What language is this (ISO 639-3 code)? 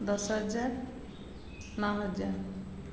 ori